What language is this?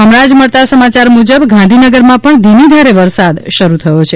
Gujarati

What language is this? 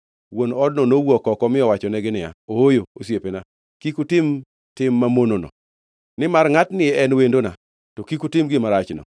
Luo (Kenya and Tanzania)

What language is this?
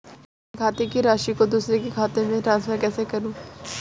Hindi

